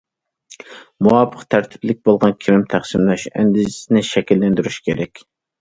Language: Uyghur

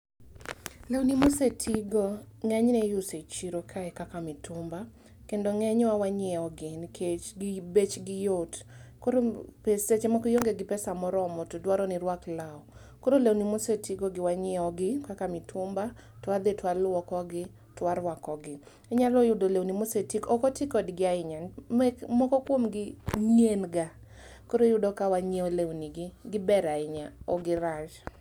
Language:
Luo (Kenya and Tanzania)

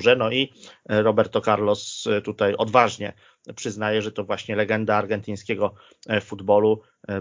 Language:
Polish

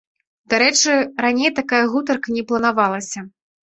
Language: Belarusian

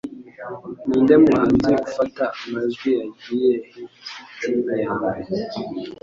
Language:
Kinyarwanda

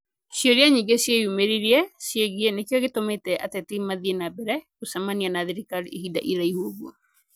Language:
Kikuyu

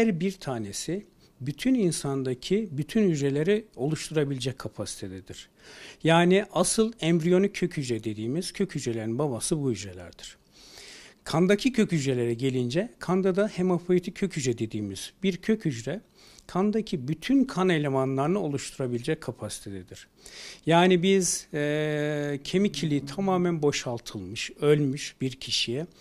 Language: Turkish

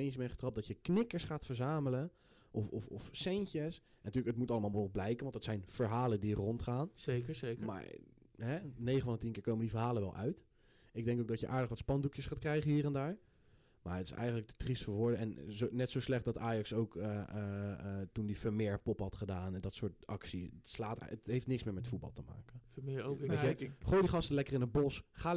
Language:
Dutch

